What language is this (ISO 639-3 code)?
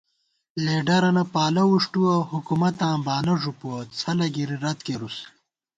gwt